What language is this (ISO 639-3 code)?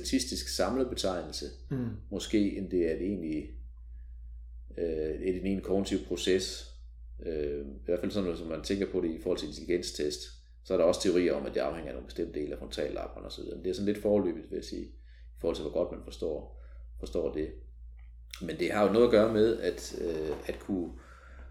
dan